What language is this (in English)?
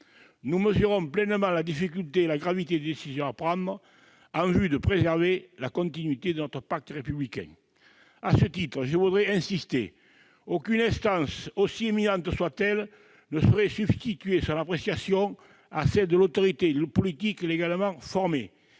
French